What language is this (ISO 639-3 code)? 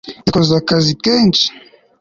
kin